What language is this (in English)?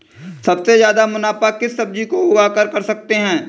Hindi